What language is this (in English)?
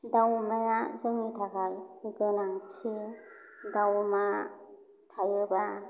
Bodo